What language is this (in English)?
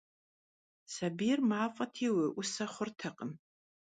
Kabardian